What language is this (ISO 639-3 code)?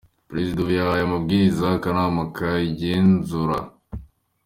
kin